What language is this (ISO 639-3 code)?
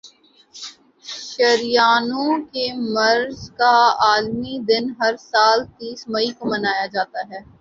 urd